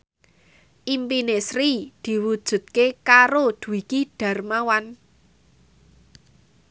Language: Javanese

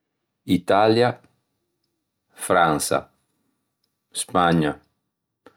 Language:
Ligurian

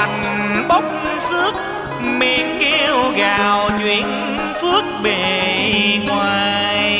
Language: Vietnamese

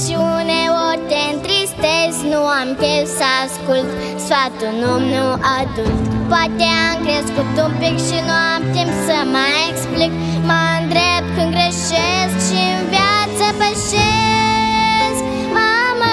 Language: Romanian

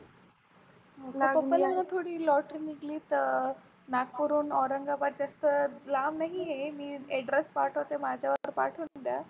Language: Marathi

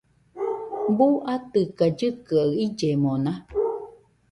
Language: Nüpode Huitoto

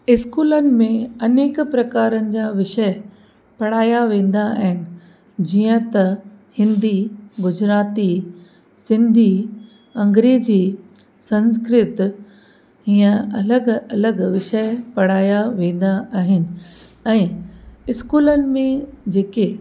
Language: Sindhi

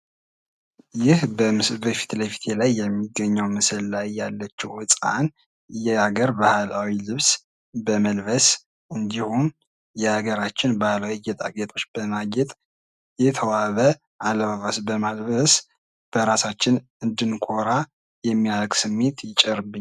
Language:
Amharic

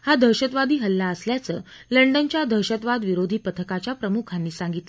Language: Marathi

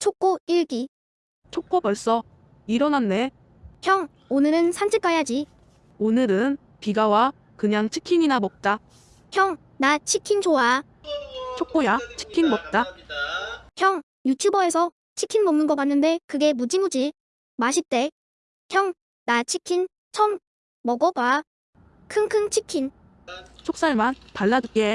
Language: Korean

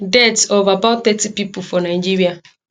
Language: Nigerian Pidgin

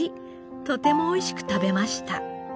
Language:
Japanese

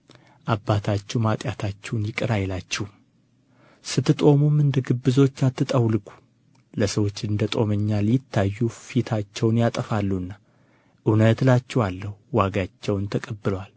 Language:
Amharic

